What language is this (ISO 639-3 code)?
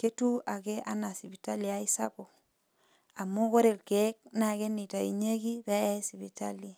mas